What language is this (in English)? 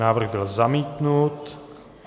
Czech